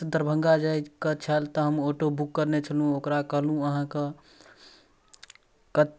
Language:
Maithili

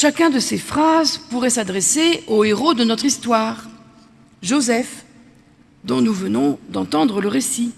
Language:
French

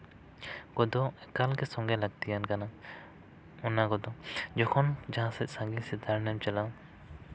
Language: Santali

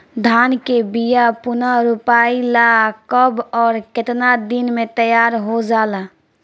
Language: Bhojpuri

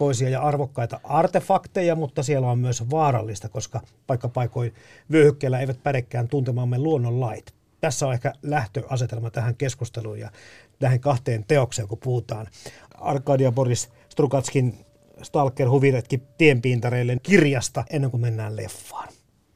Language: Finnish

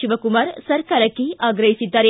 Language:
Kannada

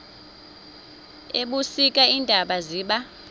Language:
Xhosa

